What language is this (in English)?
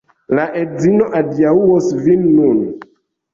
Esperanto